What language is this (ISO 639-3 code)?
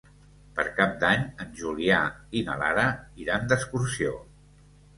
cat